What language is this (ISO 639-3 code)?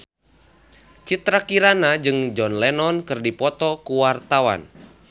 sun